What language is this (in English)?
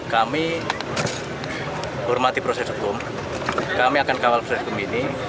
Indonesian